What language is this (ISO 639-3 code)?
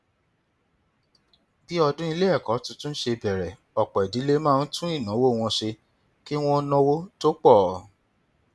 yor